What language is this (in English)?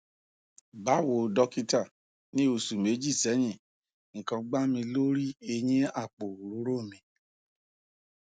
Yoruba